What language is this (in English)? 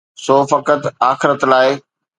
Sindhi